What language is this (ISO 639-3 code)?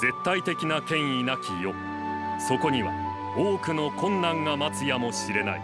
jpn